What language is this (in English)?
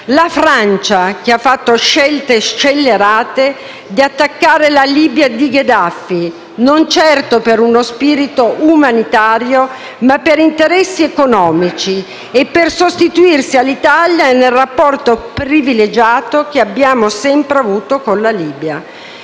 Italian